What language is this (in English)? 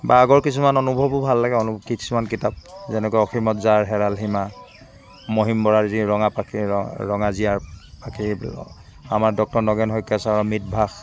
Assamese